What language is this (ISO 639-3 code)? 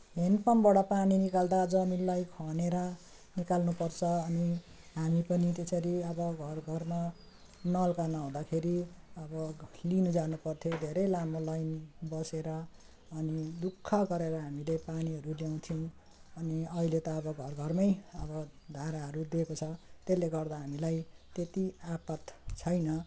nep